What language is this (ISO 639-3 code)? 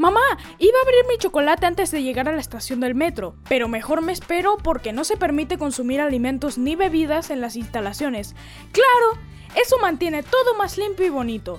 spa